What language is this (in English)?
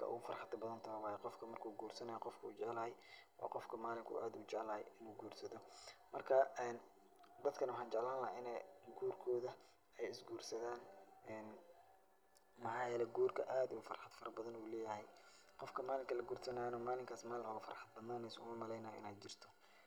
Somali